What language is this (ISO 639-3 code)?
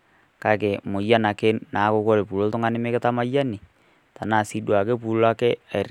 mas